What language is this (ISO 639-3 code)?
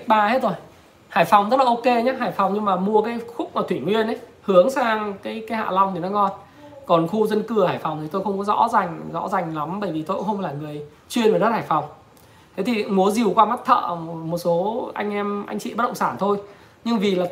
vie